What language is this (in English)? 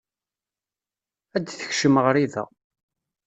Kabyle